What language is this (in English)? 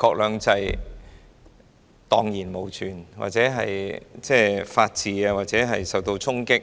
Cantonese